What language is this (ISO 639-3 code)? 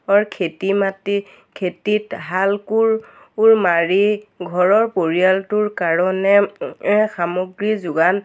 asm